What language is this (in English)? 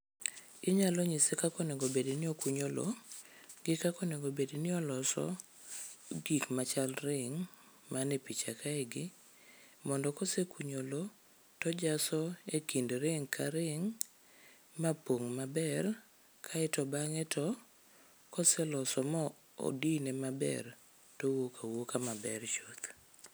Luo (Kenya and Tanzania)